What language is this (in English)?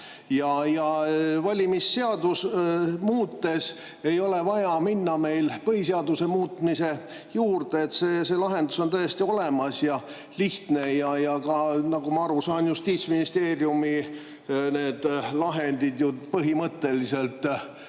Estonian